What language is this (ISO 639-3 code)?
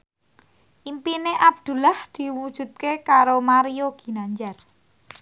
jav